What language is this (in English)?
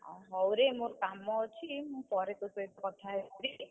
Odia